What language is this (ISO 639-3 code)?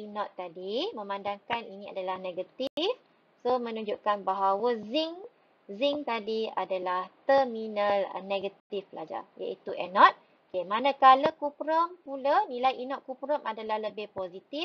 msa